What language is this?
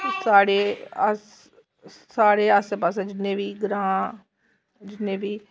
Dogri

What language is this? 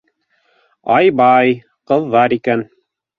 Bashkir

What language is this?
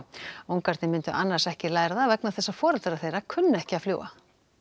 Icelandic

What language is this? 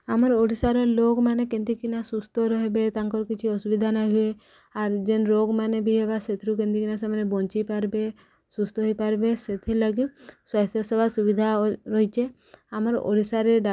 Odia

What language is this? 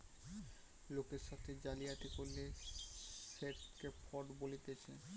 Bangla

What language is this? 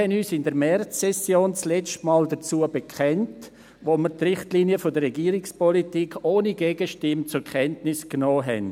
Swiss German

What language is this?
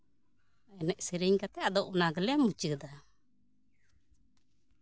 Santali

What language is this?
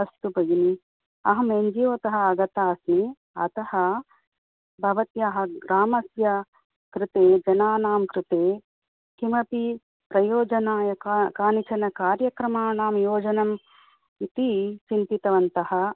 Sanskrit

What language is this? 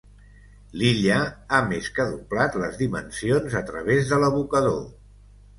Catalan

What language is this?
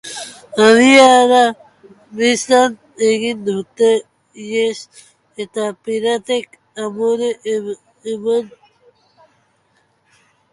Basque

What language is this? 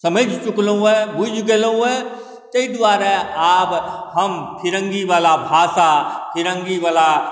Maithili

